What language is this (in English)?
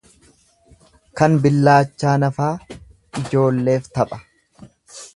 Oromo